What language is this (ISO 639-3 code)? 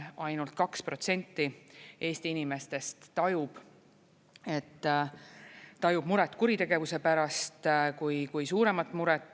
est